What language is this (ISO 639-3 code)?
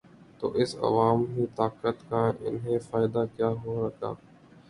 urd